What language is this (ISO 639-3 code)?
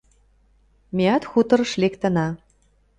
chm